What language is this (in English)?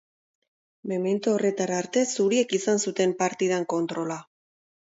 Basque